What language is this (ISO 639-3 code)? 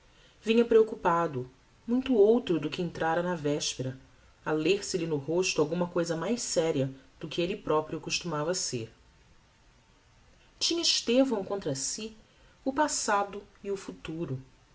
por